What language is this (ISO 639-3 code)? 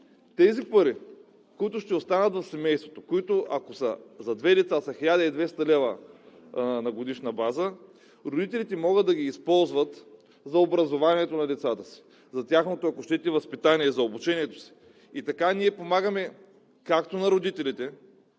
bul